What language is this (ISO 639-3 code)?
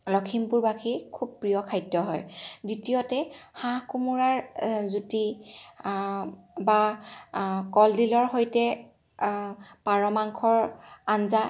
asm